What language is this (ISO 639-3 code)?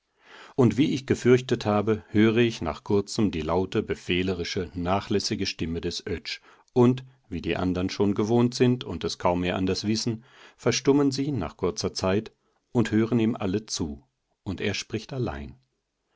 deu